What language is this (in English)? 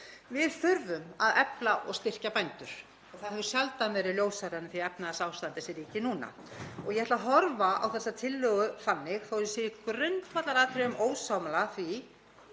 Icelandic